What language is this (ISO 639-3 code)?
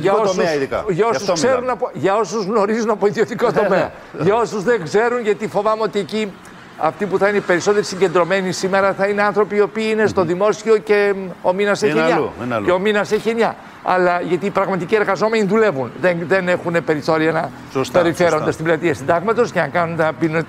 ell